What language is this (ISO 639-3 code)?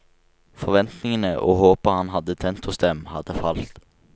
nor